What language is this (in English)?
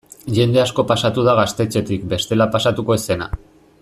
Basque